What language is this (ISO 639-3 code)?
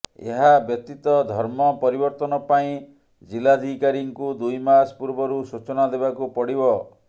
ori